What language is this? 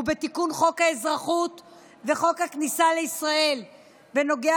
Hebrew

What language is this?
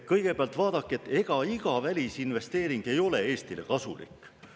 Estonian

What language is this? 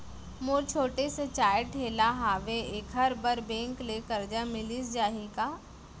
Chhattisgarhi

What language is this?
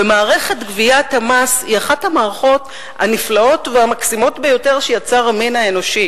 Hebrew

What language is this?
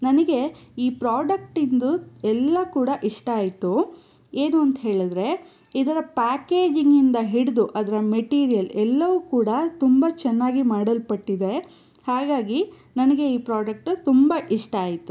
Kannada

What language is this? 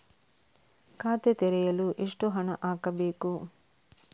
Kannada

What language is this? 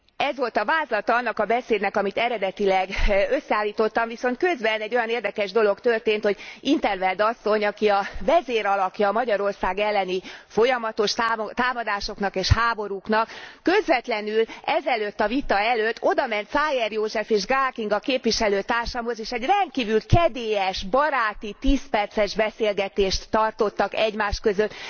Hungarian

